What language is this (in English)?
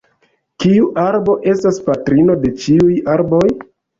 Esperanto